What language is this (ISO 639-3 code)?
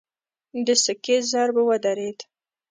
pus